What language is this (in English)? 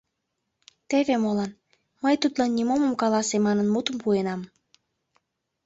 Mari